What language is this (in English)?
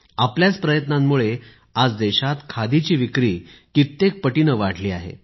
Marathi